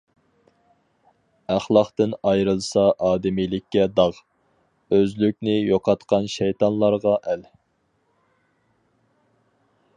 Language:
Uyghur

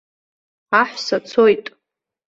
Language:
Abkhazian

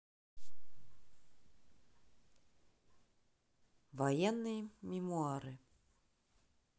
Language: Russian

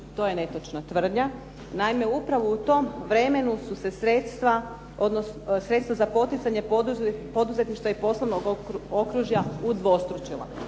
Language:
Croatian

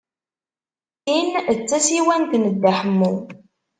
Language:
Kabyle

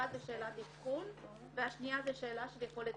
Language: Hebrew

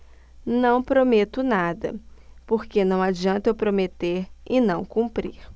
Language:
Portuguese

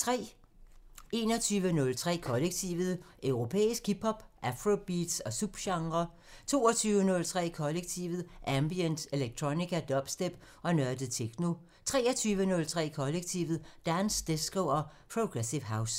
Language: Danish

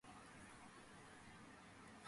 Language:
Georgian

